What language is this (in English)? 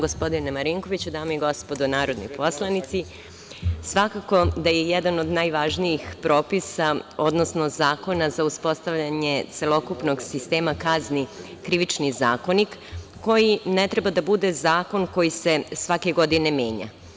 Serbian